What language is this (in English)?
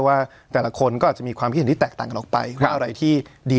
Thai